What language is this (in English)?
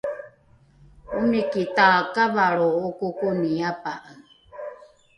Rukai